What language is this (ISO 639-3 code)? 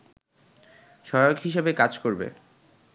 ben